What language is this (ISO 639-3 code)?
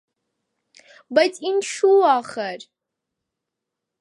hye